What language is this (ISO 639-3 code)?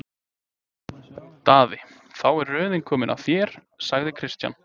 isl